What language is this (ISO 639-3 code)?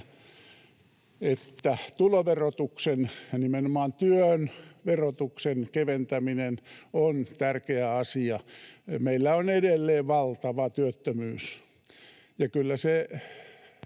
fin